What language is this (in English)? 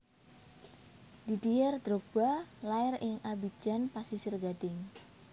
Javanese